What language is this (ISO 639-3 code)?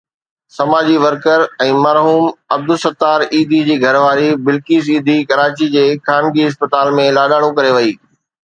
snd